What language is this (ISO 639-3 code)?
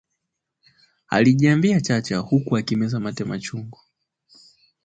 swa